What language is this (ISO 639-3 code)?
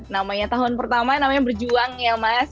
ind